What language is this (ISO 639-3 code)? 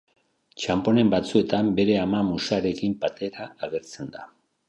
eus